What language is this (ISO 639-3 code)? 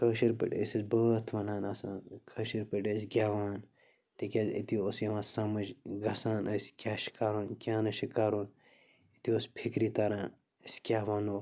kas